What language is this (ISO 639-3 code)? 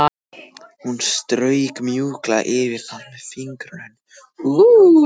isl